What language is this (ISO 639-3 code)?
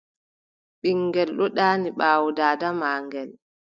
fub